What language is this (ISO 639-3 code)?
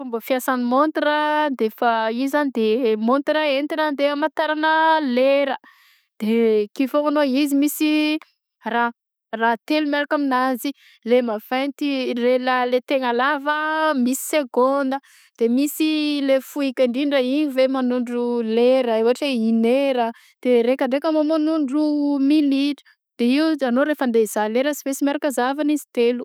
bzc